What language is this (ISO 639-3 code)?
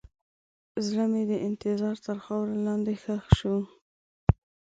pus